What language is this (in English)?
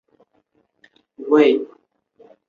Chinese